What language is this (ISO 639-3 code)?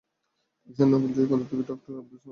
ben